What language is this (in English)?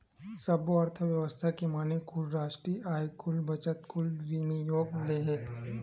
Chhattisgarhi